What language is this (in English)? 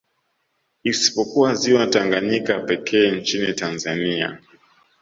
Swahili